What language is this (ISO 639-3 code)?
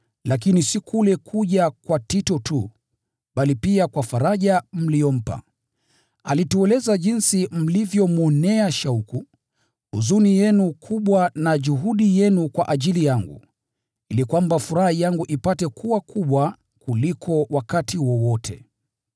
swa